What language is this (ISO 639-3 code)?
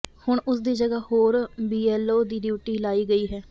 pan